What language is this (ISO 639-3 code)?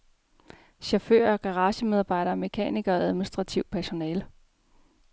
dan